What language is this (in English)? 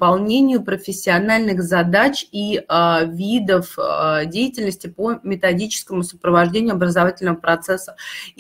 Russian